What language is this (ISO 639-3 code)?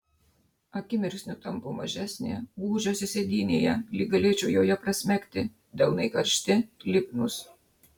lit